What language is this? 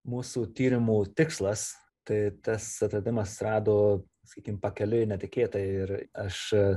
Lithuanian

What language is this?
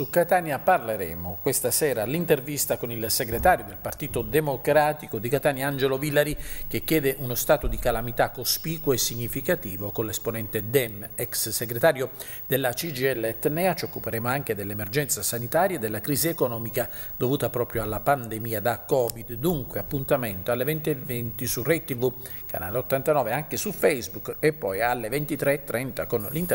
Italian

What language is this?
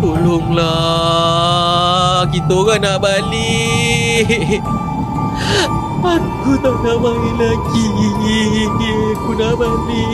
Malay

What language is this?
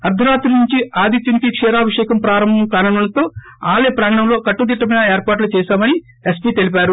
Telugu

